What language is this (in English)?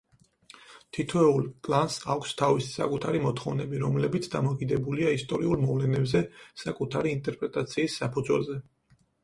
Georgian